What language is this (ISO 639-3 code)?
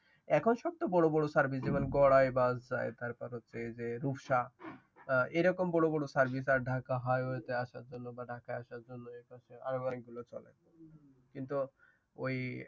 ben